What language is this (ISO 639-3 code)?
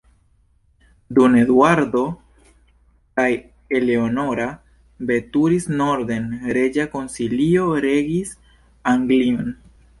epo